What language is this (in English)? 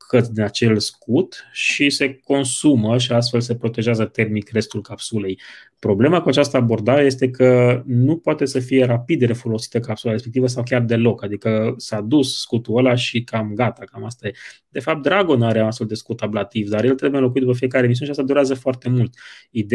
Romanian